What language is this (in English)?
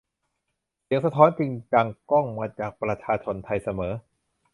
Thai